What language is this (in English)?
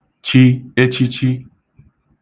Igbo